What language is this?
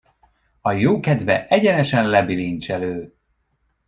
Hungarian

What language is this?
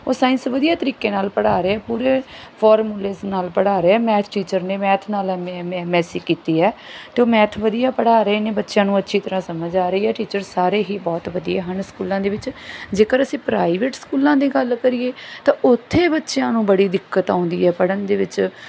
Punjabi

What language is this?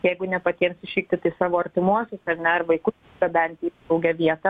Lithuanian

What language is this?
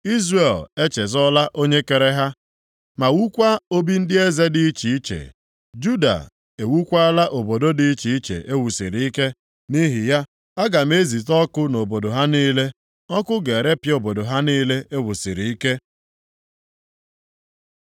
Igbo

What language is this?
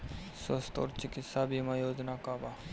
Bhojpuri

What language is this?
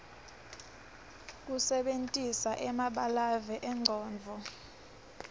Swati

